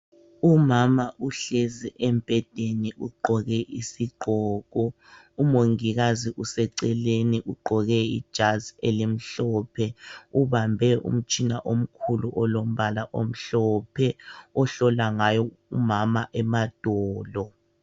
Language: North Ndebele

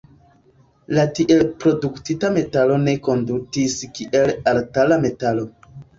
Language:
Esperanto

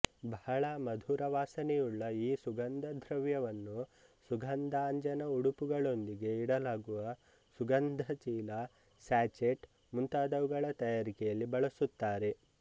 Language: Kannada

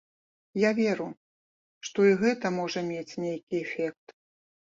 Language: Belarusian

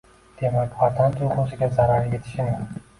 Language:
Uzbek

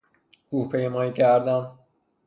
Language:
Persian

